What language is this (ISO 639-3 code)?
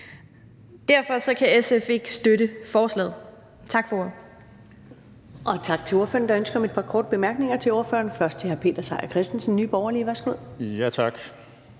dan